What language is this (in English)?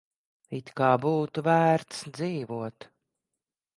Latvian